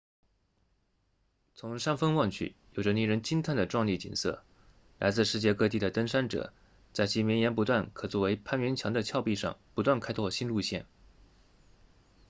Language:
Chinese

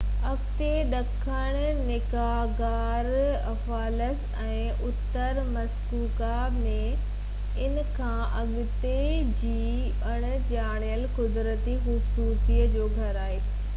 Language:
Sindhi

